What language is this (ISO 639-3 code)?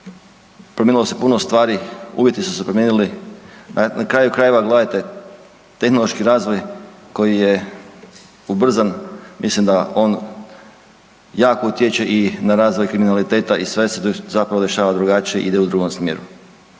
hrv